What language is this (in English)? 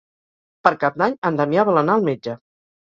Catalan